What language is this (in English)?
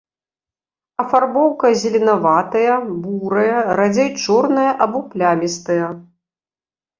Belarusian